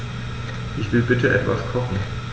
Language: German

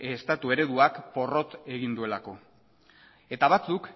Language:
Basque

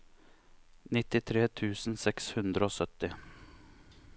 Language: Norwegian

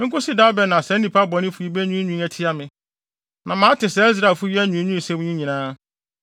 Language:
Akan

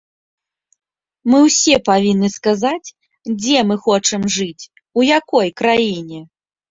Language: Belarusian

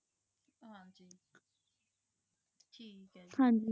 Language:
Punjabi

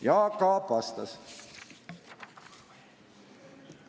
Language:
Estonian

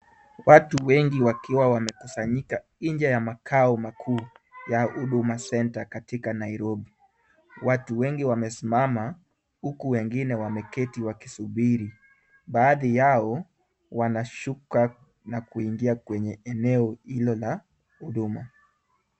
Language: Swahili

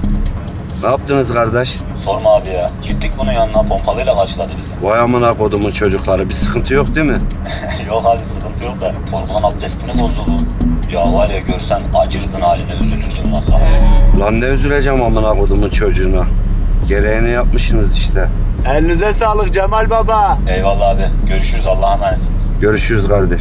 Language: Turkish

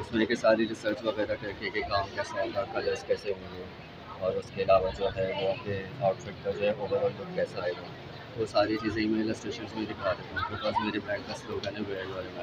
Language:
Hindi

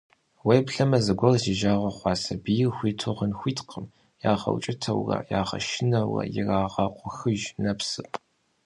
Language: Kabardian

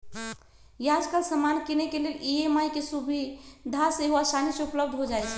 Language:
Magahi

